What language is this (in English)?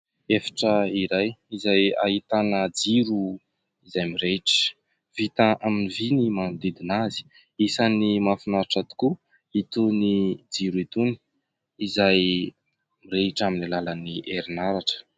Malagasy